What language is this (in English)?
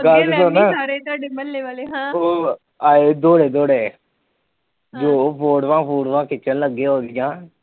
Punjabi